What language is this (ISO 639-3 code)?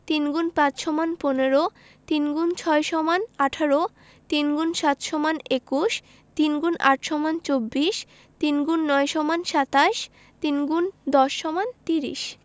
ben